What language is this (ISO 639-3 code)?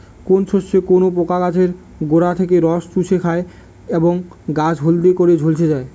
ben